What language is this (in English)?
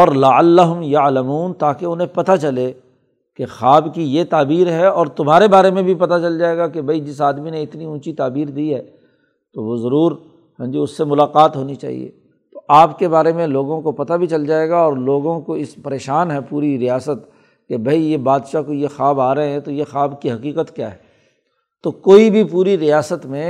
Urdu